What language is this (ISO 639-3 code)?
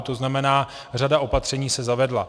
ces